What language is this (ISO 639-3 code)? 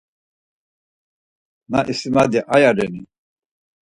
lzz